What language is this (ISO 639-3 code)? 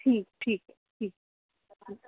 snd